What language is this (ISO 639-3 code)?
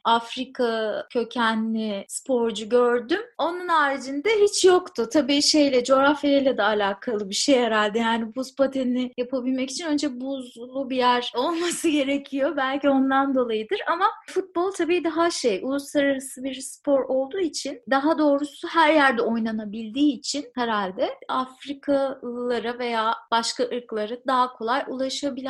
tur